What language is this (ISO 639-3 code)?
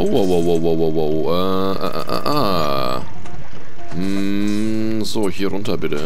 deu